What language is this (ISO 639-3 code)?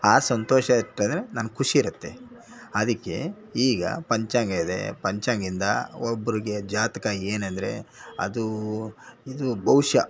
kan